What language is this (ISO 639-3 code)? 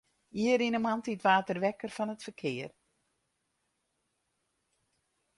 fry